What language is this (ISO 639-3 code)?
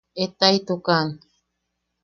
yaq